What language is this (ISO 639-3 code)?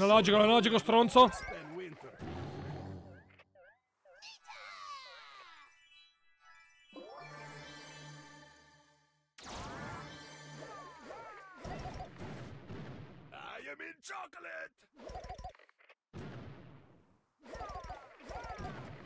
ita